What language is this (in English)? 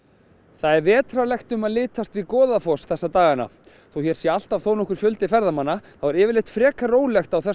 Icelandic